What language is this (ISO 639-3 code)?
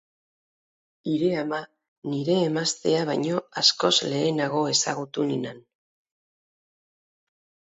eus